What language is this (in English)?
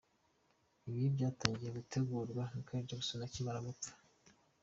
Kinyarwanda